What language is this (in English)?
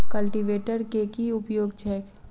Maithili